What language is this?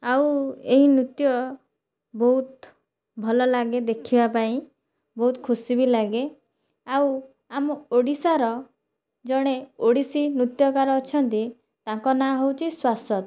Odia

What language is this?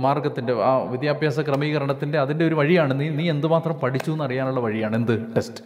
Malayalam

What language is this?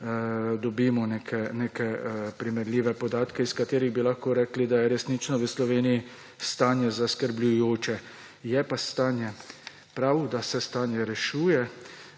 Slovenian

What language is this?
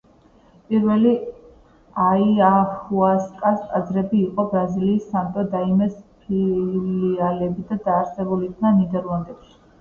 Georgian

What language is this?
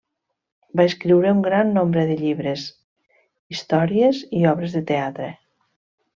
Catalan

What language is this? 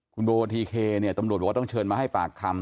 Thai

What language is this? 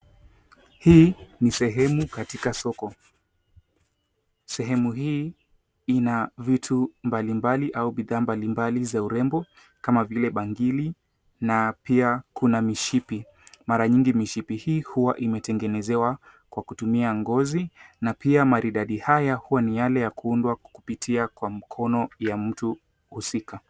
Swahili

